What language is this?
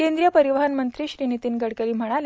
Marathi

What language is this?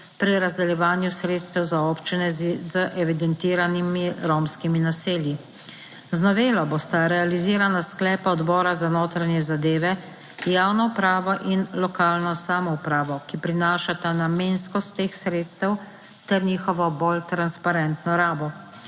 Slovenian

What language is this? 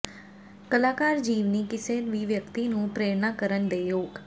Punjabi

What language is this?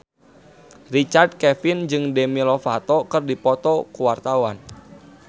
Sundanese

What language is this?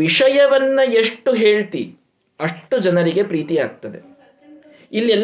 Kannada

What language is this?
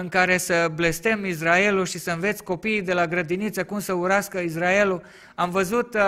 Romanian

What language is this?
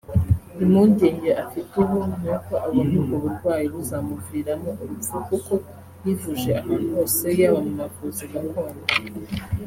Kinyarwanda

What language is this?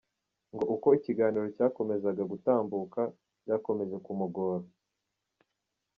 Kinyarwanda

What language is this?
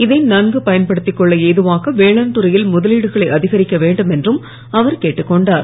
Tamil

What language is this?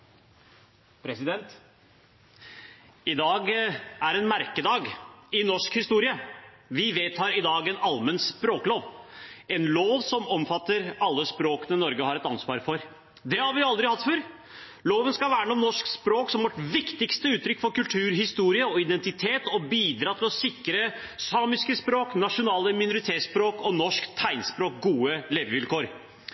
Norwegian Bokmål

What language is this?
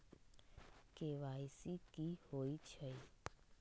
Magahi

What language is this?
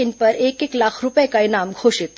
Hindi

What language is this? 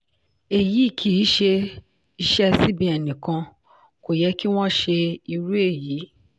Yoruba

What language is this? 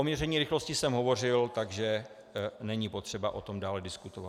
Czech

